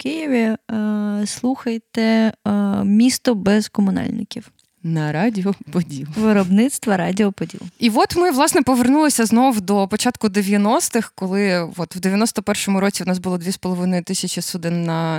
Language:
Ukrainian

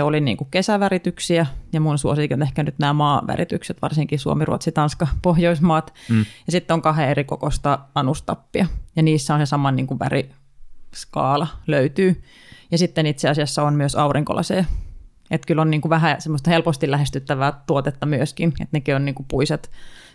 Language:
Finnish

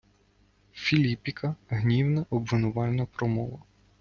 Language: Ukrainian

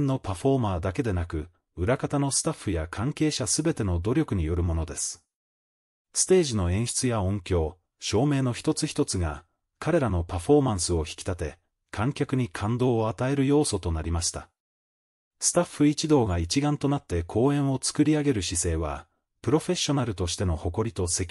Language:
Japanese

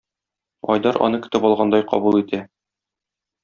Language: Tatar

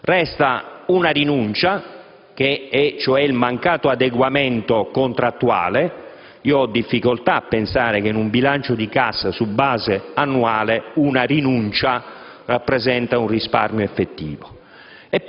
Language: Italian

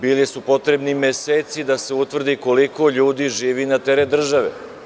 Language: Serbian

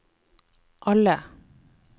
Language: Norwegian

